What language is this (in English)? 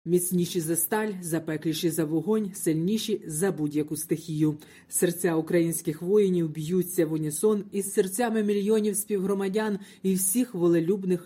Ukrainian